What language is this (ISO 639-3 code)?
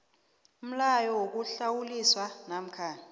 nbl